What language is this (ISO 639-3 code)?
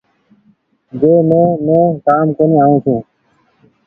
gig